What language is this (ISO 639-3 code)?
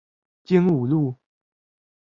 zho